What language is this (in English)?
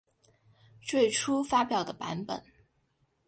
Chinese